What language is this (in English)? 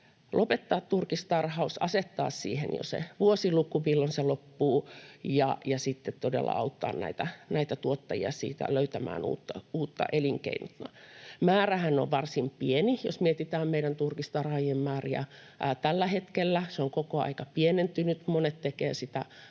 Finnish